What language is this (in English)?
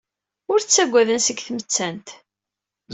Kabyle